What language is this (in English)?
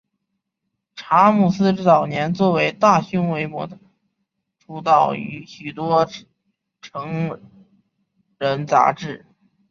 Chinese